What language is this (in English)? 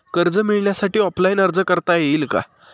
Marathi